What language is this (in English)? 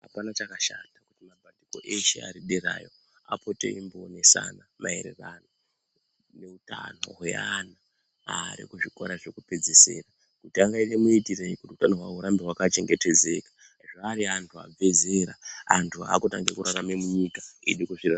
Ndau